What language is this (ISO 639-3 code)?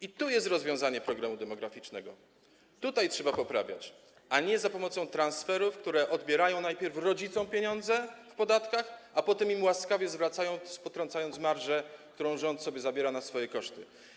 pol